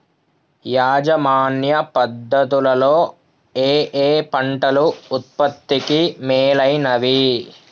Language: Telugu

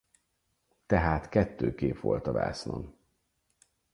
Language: Hungarian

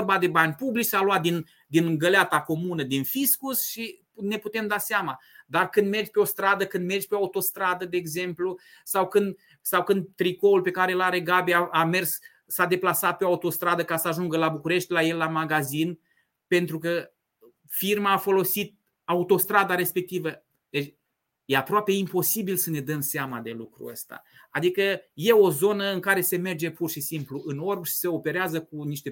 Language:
Romanian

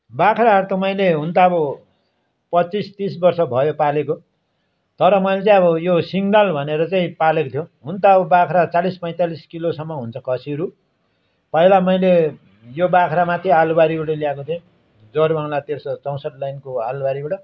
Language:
Nepali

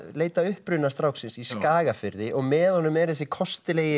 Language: Icelandic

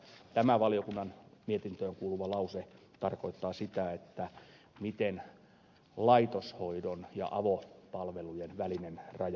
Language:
Finnish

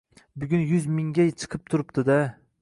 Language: Uzbek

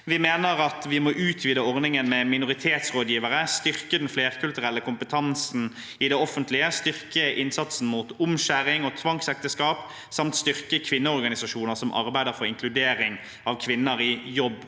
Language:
Norwegian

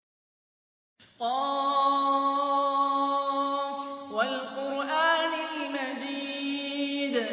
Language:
Arabic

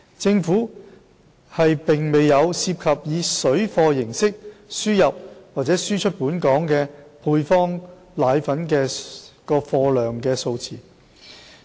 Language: Cantonese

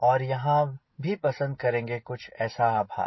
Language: Hindi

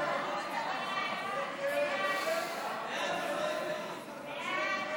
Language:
Hebrew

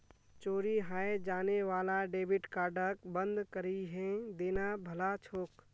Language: Magahi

